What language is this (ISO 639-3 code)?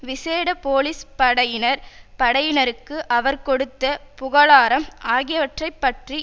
tam